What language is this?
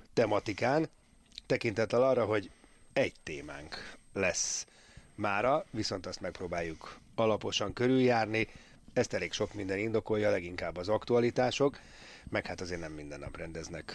Hungarian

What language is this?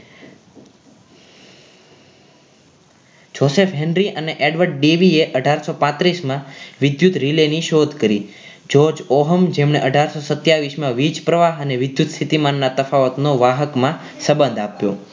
Gujarati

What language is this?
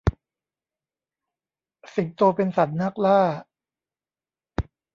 Thai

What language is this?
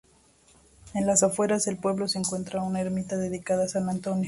Spanish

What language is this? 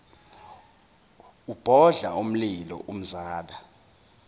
Zulu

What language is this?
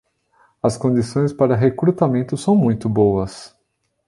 Portuguese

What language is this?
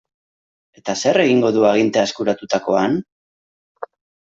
Basque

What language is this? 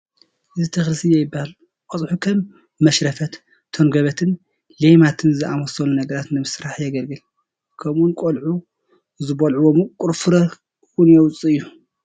Tigrinya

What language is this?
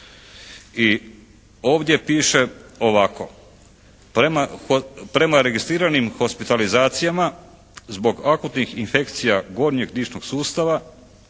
Croatian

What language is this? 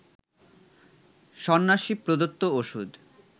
Bangla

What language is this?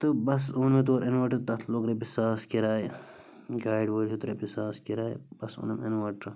Kashmiri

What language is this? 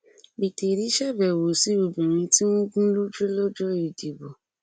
Yoruba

